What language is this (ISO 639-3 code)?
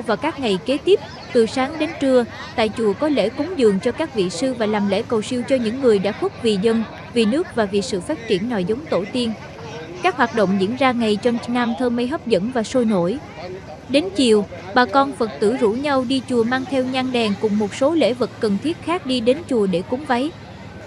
vie